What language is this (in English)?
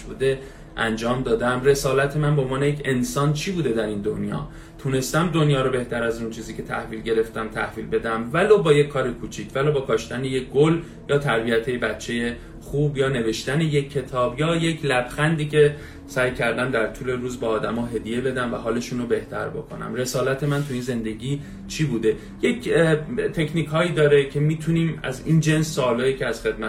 Persian